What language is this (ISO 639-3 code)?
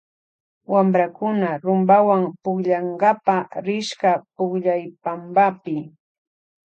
qvj